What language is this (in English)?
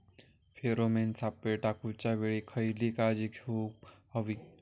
Marathi